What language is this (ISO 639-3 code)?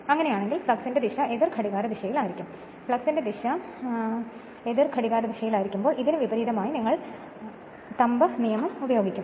mal